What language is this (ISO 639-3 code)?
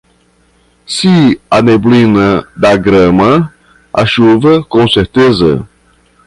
por